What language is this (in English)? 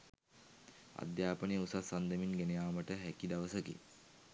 Sinhala